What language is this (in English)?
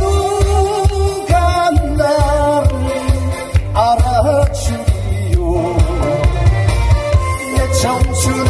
Korean